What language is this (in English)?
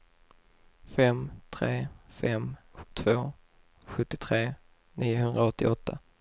Swedish